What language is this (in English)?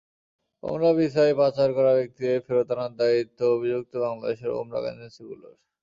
Bangla